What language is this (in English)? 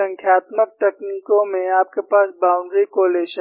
Hindi